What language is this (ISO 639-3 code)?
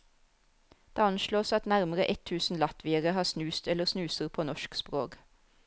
nor